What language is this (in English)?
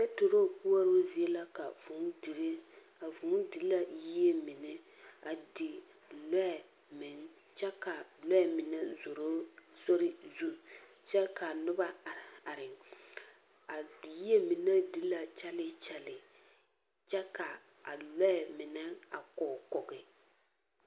Southern Dagaare